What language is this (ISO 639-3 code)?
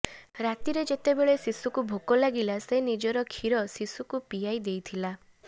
ori